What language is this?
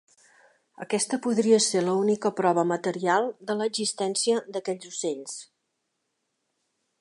Catalan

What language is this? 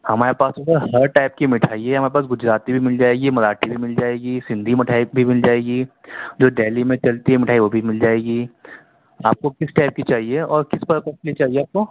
Urdu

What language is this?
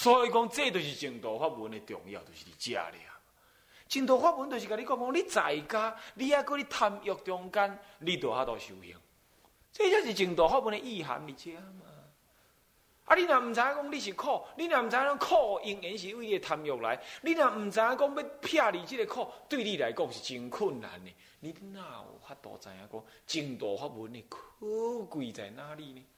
Chinese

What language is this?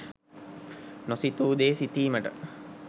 Sinhala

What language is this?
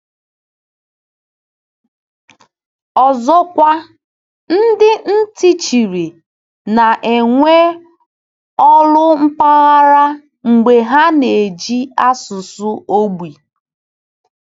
Igbo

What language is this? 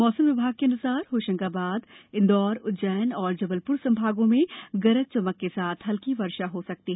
Hindi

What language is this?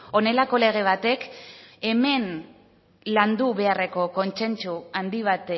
Basque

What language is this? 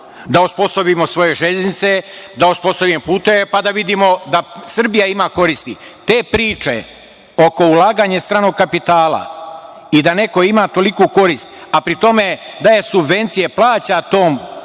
Serbian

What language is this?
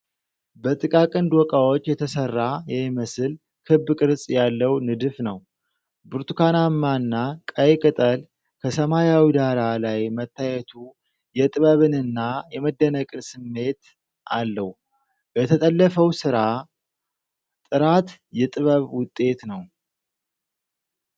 Amharic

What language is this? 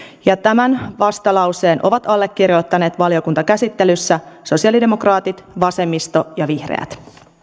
Finnish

